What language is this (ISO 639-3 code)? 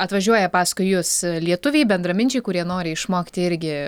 lit